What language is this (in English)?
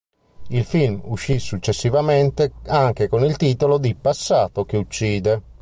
Italian